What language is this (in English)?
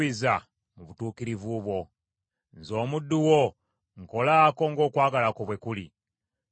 Ganda